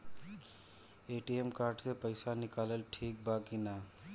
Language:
Bhojpuri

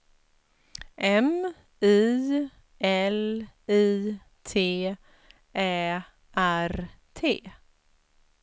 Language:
Swedish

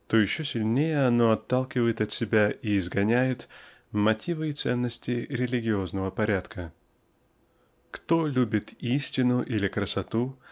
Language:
Russian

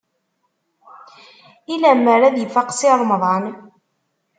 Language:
Kabyle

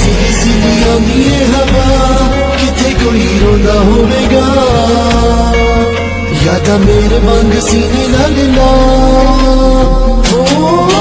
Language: Hindi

